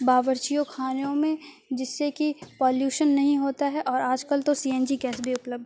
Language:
Urdu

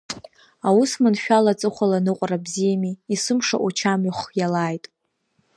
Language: Abkhazian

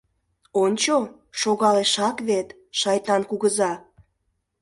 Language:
Mari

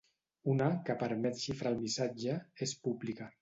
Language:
Catalan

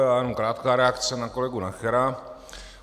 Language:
Czech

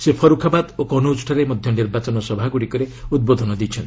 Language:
Odia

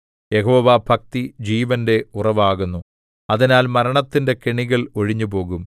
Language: Malayalam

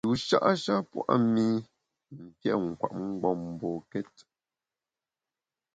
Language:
Bamun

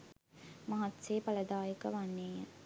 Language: Sinhala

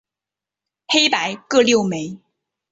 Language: Chinese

